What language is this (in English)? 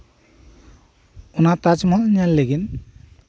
Santali